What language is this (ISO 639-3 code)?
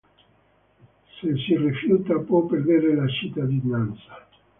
ita